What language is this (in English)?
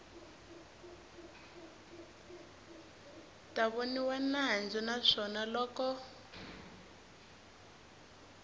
Tsonga